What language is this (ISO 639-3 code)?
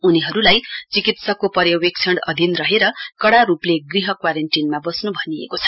nep